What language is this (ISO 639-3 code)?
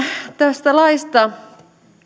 fin